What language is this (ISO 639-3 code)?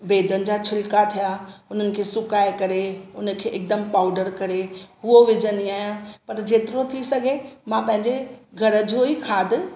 snd